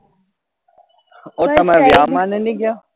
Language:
Gujarati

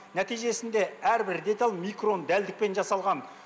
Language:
Kazakh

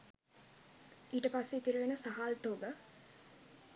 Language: Sinhala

